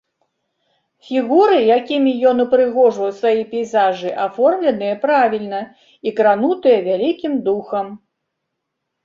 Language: Belarusian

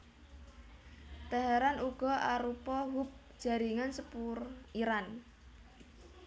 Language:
Javanese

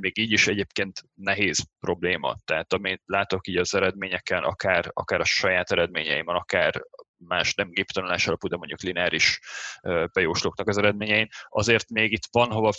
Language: Hungarian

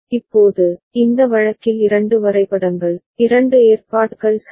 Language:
Tamil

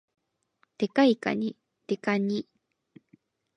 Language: Japanese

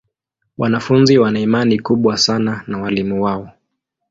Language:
Swahili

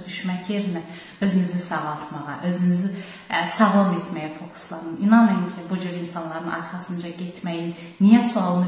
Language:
Turkish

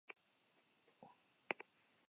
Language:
Basque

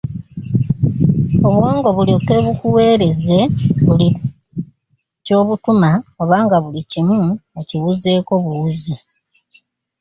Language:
Ganda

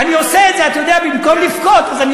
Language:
Hebrew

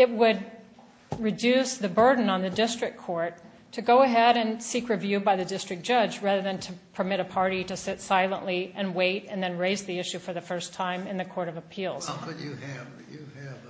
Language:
English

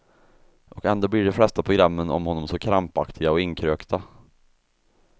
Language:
Swedish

